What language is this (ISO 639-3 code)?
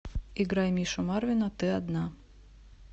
rus